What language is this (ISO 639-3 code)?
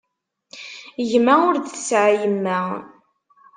kab